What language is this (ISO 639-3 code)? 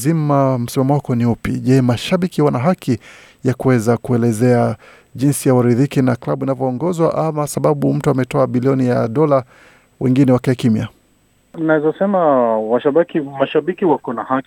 swa